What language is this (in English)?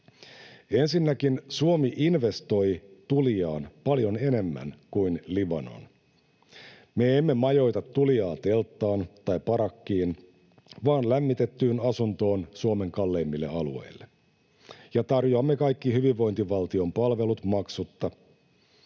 Finnish